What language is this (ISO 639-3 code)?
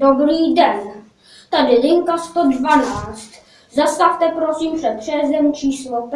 ces